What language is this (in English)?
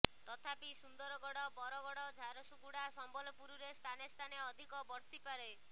Odia